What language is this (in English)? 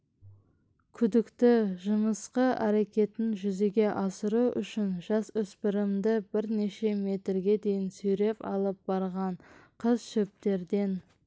Kazakh